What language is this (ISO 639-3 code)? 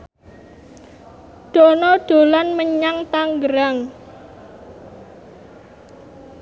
jav